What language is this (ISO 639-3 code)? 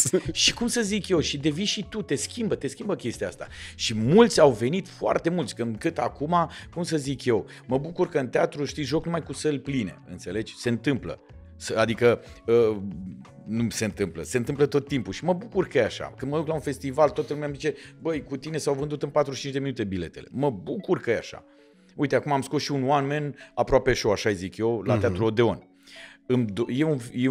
ron